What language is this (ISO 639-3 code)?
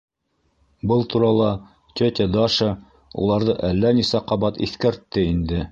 bak